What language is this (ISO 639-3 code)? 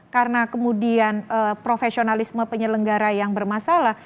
ind